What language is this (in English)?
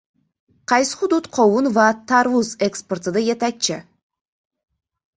Uzbek